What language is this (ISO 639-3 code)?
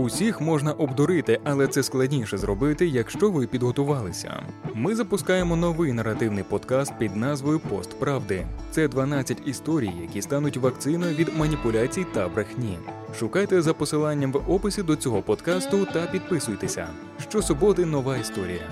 ukr